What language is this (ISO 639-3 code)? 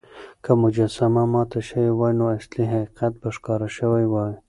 pus